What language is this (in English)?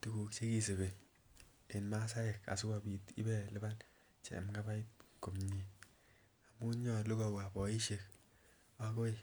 Kalenjin